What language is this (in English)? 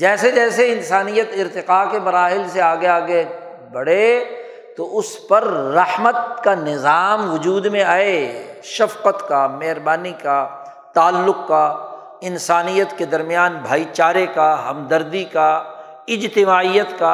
Urdu